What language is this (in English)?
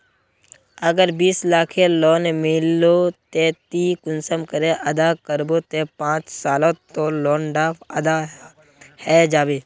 Magahi